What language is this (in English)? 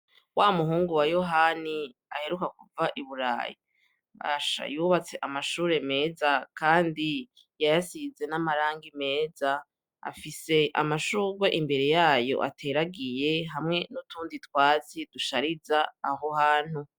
Rundi